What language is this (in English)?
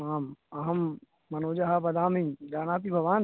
Sanskrit